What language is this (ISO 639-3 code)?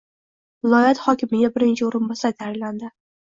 uzb